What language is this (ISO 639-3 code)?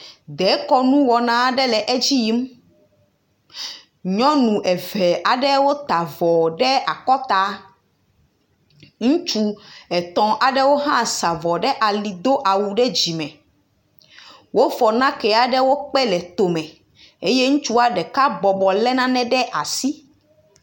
ewe